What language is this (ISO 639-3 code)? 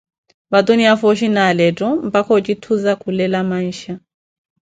eko